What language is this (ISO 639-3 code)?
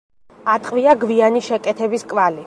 kat